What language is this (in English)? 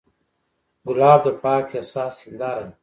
Pashto